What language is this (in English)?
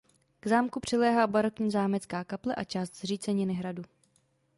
Czech